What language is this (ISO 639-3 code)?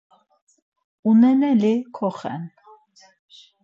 lzz